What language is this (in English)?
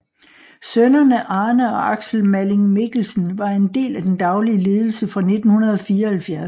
Danish